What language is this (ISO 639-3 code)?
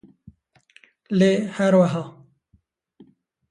kur